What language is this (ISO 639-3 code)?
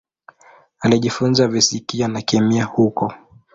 swa